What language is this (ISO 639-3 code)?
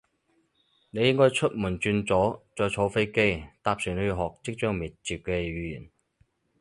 yue